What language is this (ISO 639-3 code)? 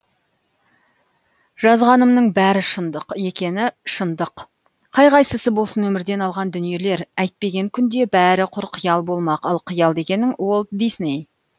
kaz